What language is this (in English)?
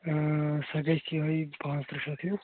Kashmiri